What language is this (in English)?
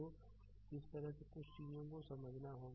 Hindi